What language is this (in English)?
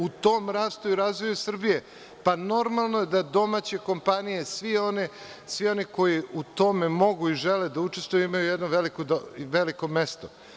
Serbian